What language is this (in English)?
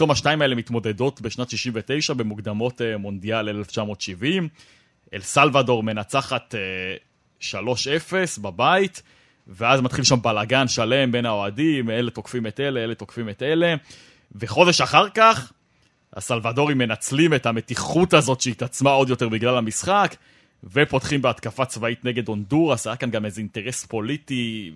Hebrew